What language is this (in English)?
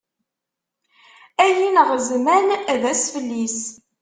Kabyle